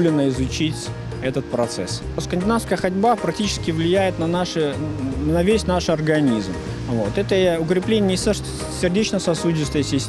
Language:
Russian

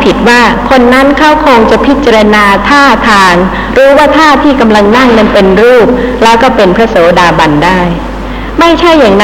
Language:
Thai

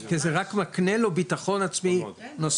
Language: Hebrew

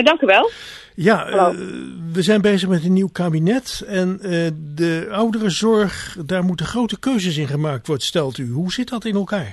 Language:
Dutch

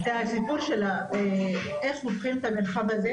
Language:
Hebrew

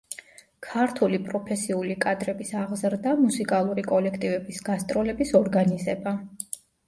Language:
Georgian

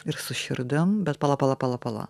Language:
Lithuanian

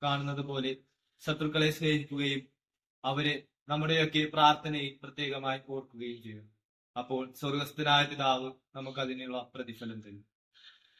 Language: Malayalam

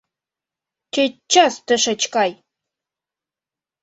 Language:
Mari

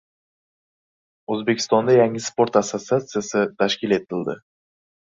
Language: Uzbek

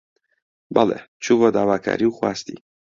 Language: Central Kurdish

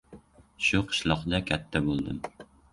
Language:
Uzbek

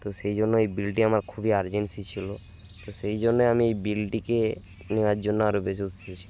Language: Bangla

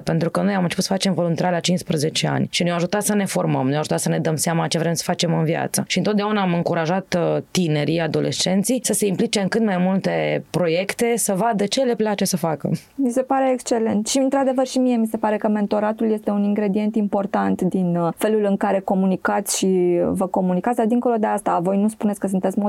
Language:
Romanian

